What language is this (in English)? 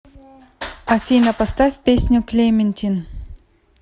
Russian